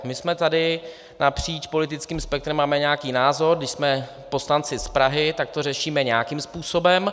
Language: Czech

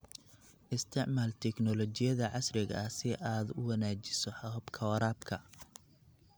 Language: Somali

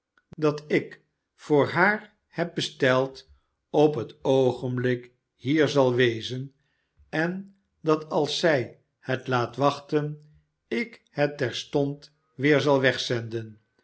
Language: Dutch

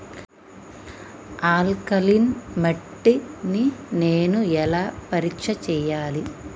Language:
Telugu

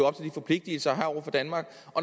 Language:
Danish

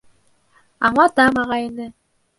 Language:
Bashkir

